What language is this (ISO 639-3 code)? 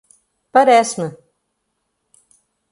por